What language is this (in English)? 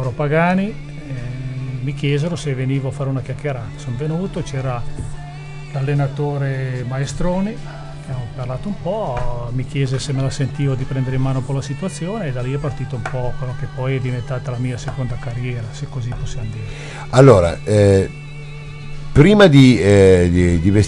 Italian